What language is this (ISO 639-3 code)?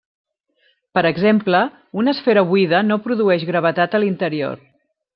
cat